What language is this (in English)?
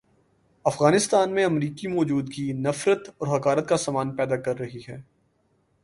Urdu